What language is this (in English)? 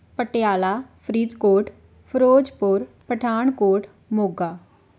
Punjabi